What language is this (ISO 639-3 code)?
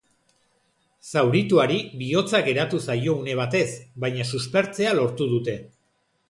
eus